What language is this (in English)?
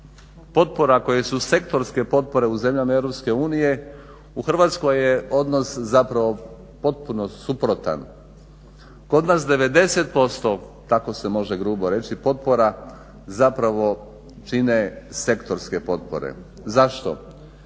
Croatian